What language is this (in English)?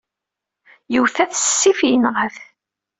Kabyle